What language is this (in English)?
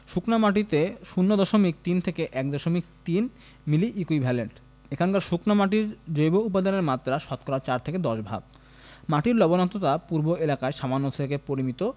Bangla